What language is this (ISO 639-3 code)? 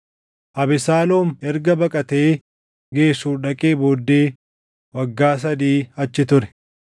orm